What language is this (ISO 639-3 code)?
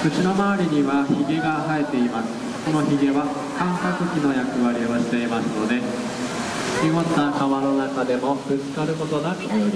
jpn